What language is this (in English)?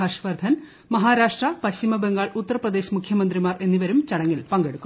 Malayalam